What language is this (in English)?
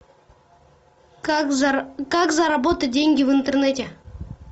Russian